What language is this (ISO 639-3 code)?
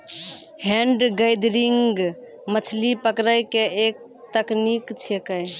mai